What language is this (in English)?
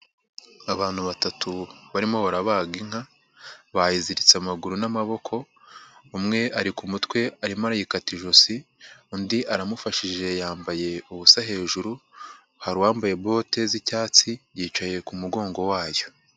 Kinyarwanda